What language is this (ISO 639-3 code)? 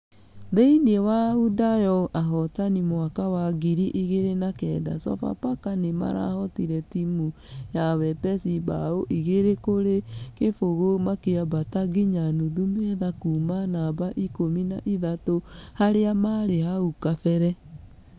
kik